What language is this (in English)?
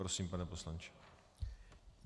Czech